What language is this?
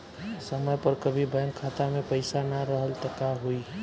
Bhojpuri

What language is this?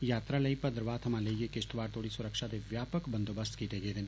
Dogri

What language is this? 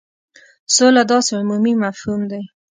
Pashto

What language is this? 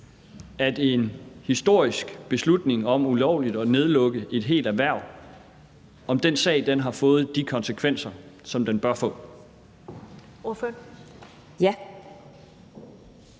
Danish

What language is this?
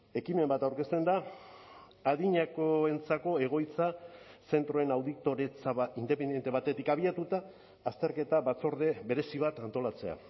Basque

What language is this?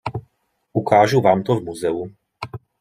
Czech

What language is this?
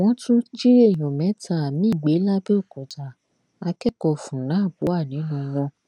Yoruba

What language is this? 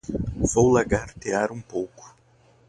Portuguese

